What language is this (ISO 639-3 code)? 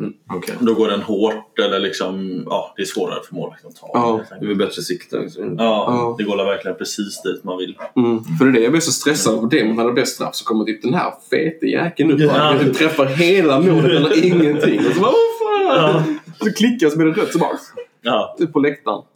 swe